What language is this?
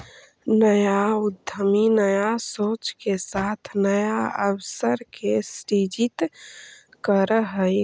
Magahi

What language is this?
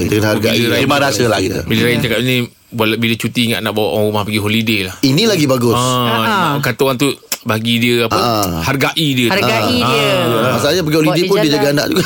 Malay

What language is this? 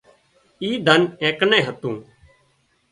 Wadiyara Koli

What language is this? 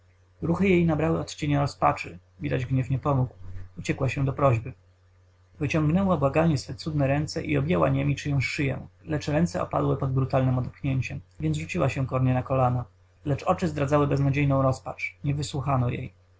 Polish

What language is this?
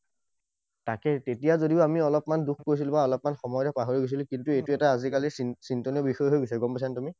Assamese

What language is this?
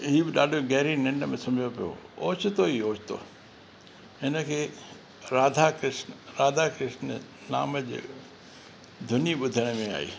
Sindhi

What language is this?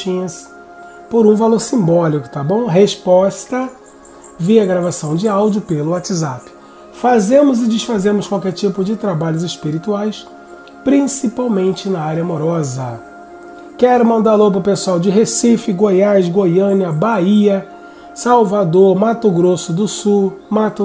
Portuguese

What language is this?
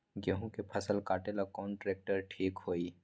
Magahi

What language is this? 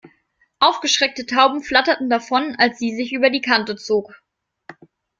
German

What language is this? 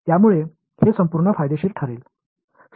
Marathi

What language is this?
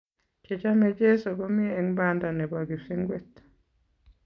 Kalenjin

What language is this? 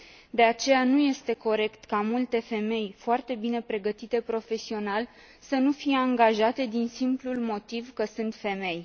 Romanian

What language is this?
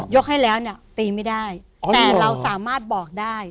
Thai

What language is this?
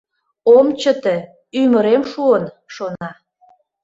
Mari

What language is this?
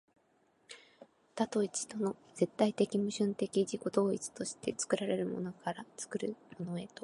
Japanese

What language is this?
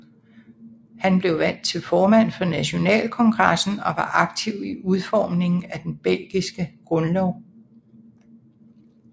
Danish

